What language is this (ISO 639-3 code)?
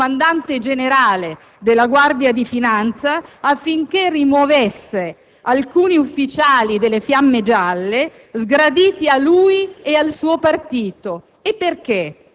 ita